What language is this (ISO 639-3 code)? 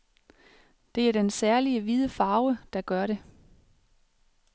dan